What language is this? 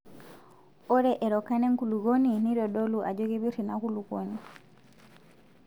Masai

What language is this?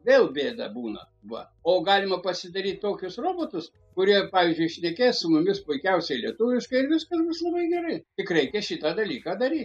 Lithuanian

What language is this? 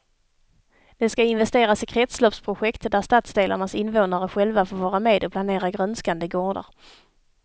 Swedish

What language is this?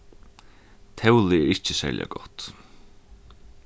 Faroese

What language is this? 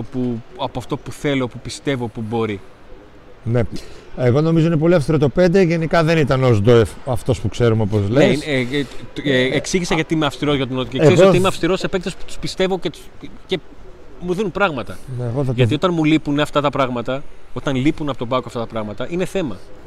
Greek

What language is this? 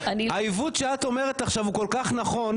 Hebrew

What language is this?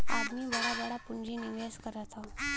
Bhojpuri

